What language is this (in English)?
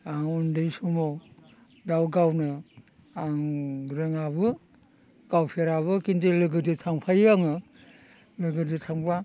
Bodo